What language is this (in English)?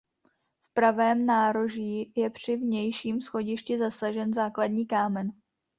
Czech